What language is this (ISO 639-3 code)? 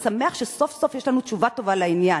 heb